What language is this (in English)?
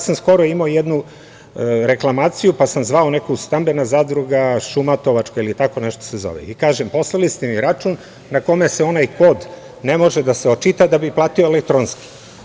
Serbian